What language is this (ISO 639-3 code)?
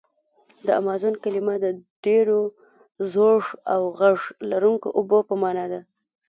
pus